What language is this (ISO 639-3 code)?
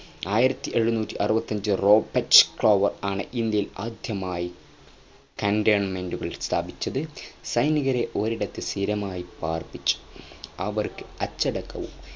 mal